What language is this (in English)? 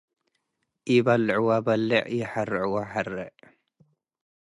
Tigre